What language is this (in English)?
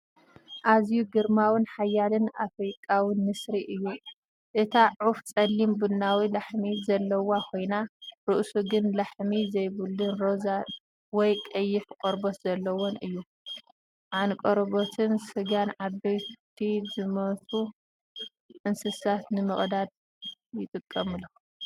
Tigrinya